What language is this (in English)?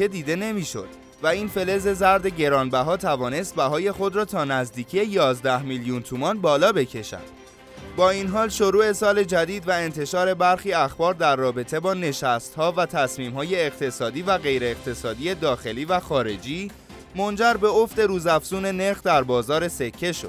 Persian